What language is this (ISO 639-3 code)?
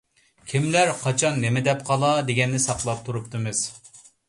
uig